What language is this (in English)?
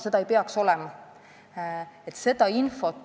Estonian